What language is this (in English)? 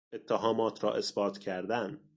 Persian